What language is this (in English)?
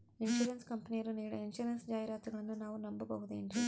Kannada